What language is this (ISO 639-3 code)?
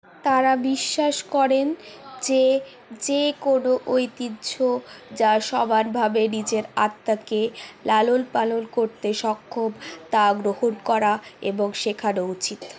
ben